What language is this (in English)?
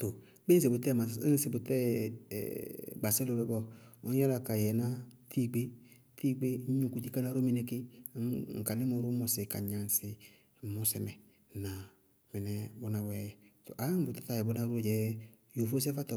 Bago-Kusuntu